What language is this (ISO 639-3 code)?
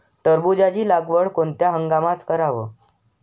mar